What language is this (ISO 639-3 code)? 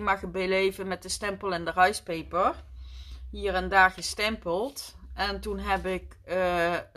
nld